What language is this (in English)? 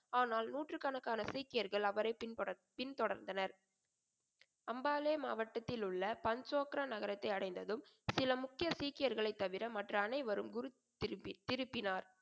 Tamil